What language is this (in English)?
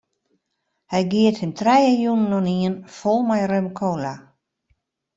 Western Frisian